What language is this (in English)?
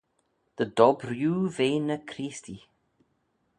Manx